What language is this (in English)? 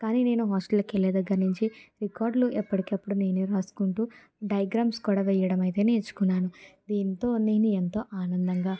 Telugu